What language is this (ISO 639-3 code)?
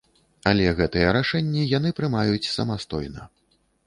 bel